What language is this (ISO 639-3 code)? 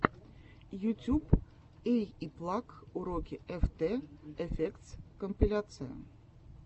rus